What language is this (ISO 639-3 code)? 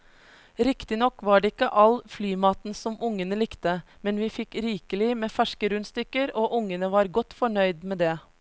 nor